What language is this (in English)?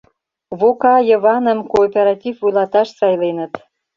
Mari